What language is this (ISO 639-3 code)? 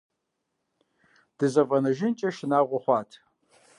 kbd